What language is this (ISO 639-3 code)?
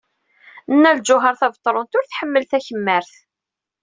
kab